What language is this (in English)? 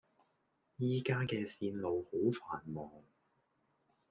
Cantonese